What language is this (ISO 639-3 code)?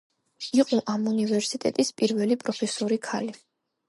kat